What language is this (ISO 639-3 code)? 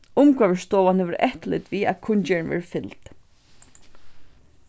fao